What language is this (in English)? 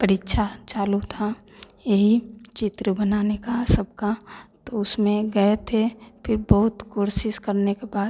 Hindi